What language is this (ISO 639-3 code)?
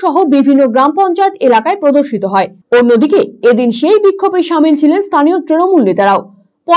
ind